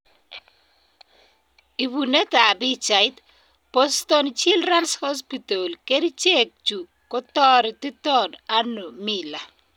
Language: Kalenjin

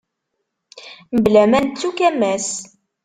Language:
Kabyle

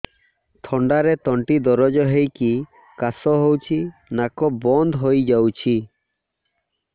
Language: Odia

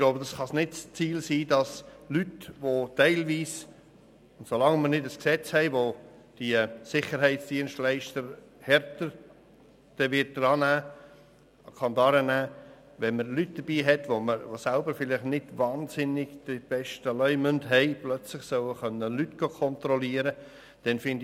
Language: Swiss German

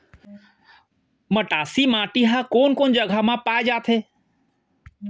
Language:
Chhattisgarhi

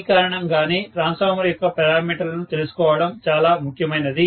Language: Telugu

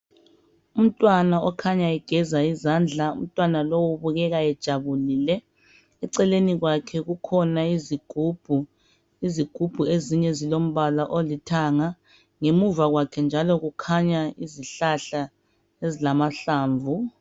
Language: North Ndebele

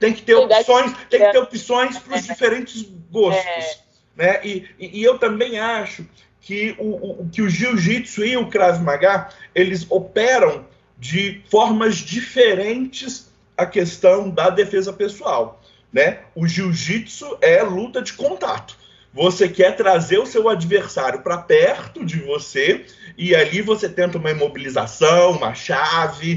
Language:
Portuguese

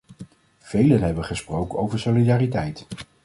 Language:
Dutch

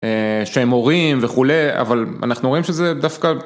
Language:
Hebrew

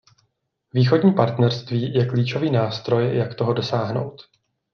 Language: Czech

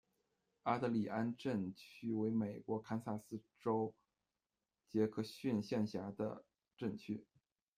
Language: Chinese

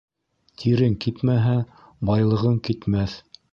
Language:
Bashkir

